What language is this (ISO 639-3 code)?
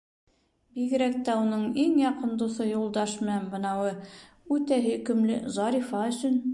bak